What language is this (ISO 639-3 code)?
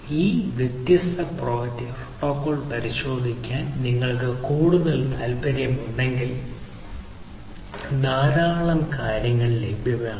mal